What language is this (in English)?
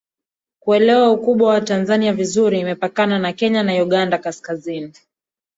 Swahili